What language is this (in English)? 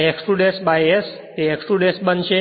Gujarati